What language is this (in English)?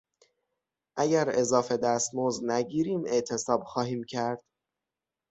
Persian